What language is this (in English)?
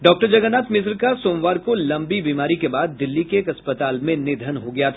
Hindi